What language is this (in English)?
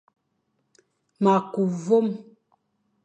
Fang